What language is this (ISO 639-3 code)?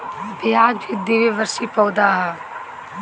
bho